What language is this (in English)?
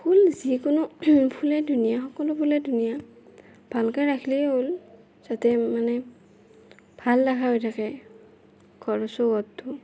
Assamese